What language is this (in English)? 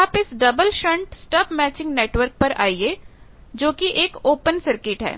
Hindi